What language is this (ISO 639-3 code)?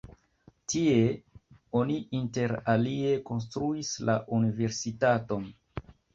epo